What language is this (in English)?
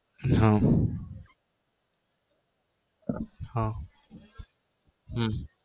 Gujarati